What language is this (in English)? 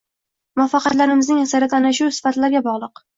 Uzbek